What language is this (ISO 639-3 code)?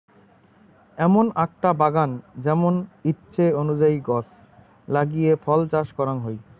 ben